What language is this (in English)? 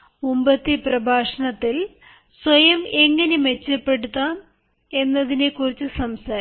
Malayalam